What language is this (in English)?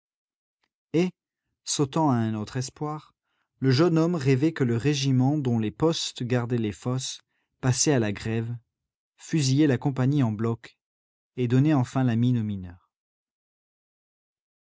French